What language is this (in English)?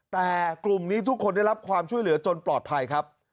Thai